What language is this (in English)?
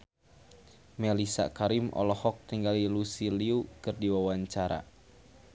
Sundanese